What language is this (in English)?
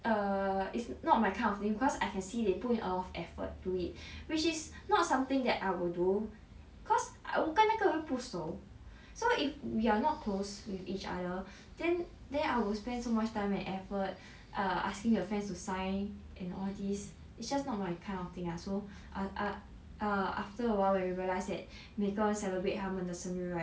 English